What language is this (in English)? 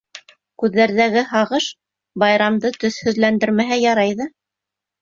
Bashkir